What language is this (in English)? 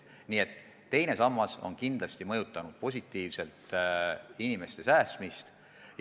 Estonian